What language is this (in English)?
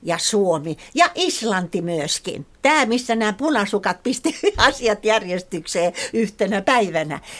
Finnish